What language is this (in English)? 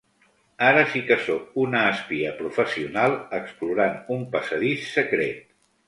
Catalan